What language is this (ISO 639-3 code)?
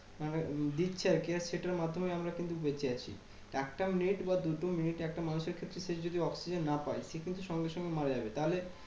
ben